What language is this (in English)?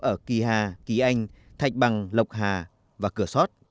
Vietnamese